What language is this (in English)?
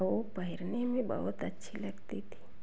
Hindi